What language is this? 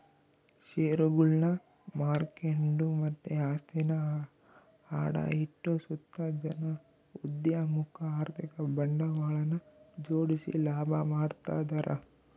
Kannada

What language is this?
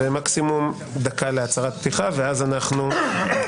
Hebrew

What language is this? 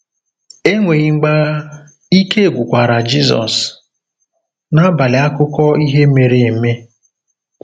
Igbo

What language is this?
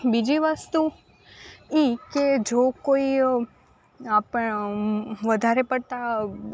Gujarati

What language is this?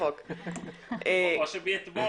Hebrew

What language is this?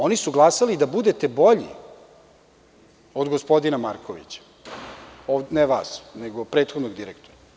Serbian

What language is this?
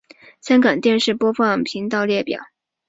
Chinese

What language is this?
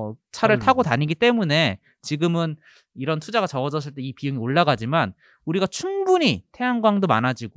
Korean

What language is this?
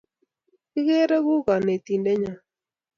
Kalenjin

